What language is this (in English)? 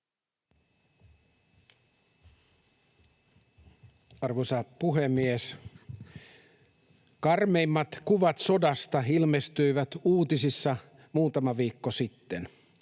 Finnish